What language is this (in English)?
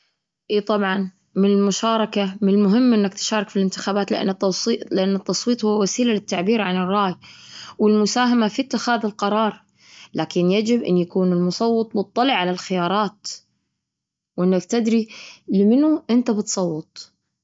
Gulf Arabic